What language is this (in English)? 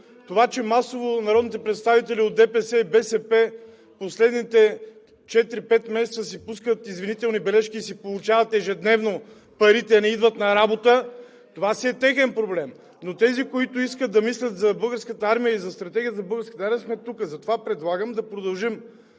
Bulgarian